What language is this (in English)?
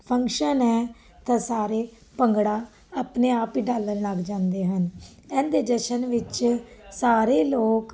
Punjabi